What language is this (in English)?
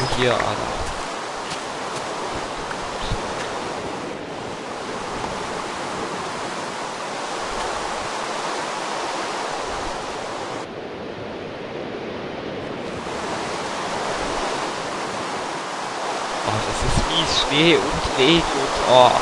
German